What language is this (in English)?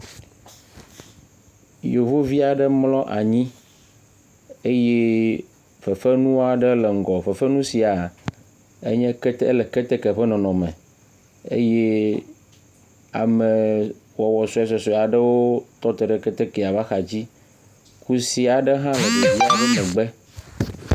Ewe